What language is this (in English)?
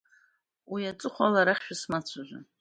Abkhazian